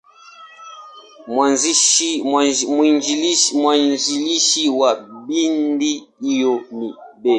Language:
Swahili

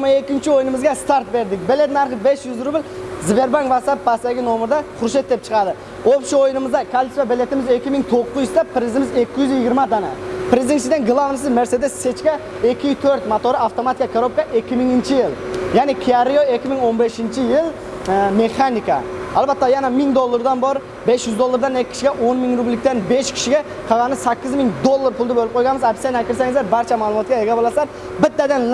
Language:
Turkish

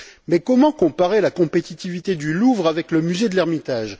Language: French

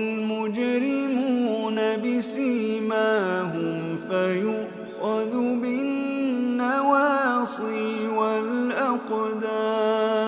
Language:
Arabic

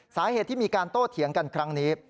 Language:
Thai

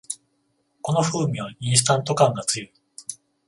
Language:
Japanese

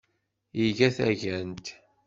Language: Kabyle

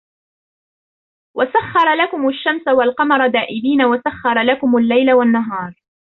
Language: Arabic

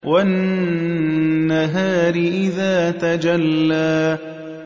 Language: Arabic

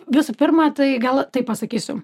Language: Lithuanian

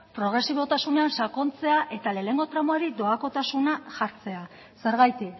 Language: Basque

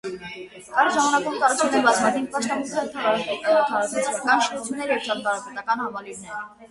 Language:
Armenian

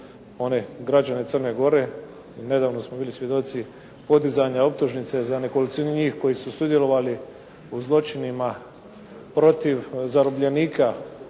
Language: Croatian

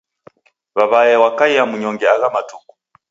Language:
Taita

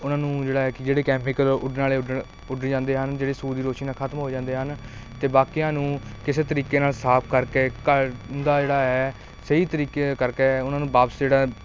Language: Punjabi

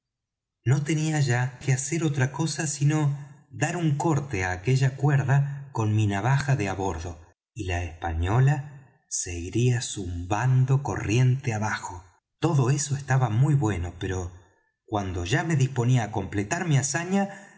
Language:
Spanish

